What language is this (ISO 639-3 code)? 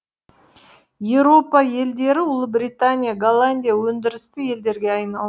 kaz